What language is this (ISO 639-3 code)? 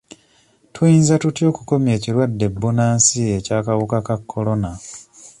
lug